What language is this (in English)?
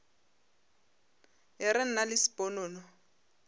Northern Sotho